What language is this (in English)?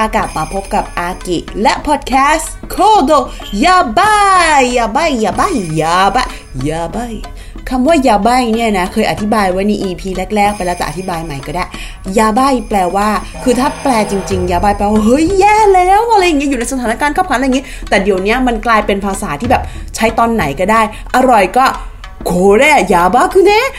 Thai